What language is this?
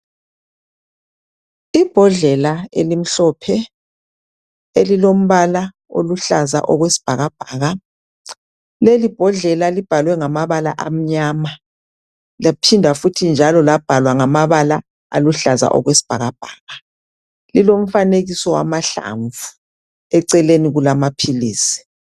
North Ndebele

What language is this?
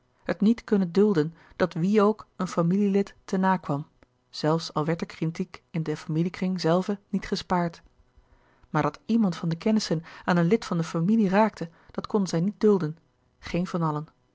Dutch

